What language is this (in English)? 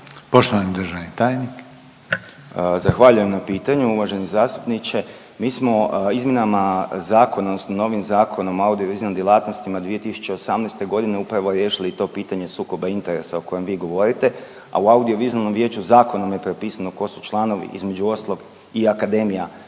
Croatian